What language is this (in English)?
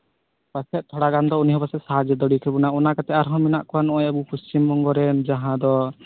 Santali